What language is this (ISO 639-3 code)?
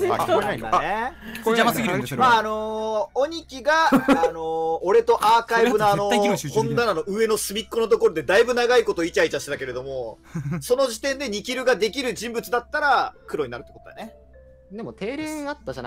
jpn